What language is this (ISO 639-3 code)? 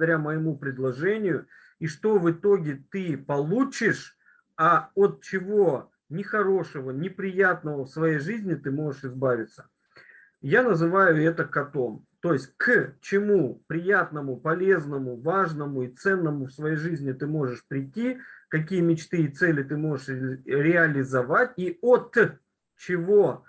rus